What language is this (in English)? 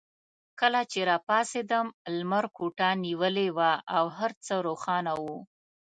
Pashto